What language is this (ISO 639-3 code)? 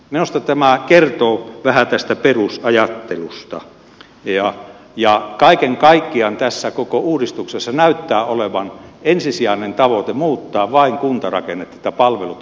fin